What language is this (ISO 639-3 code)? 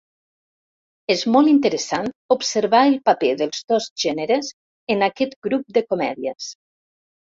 cat